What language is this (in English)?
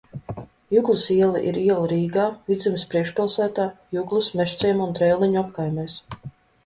Latvian